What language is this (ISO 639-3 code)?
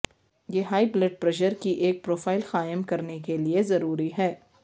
urd